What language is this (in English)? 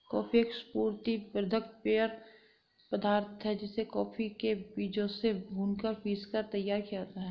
Hindi